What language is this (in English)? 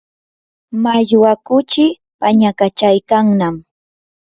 Yanahuanca Pasco Quechua